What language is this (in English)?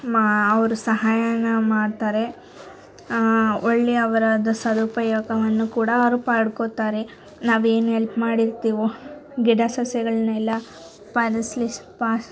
Kannada